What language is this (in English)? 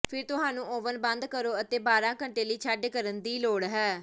Punjabi